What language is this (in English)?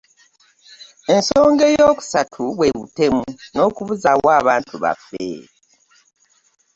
Ganda